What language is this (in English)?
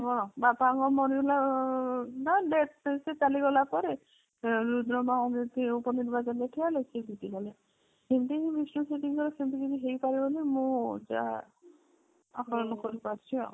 Odia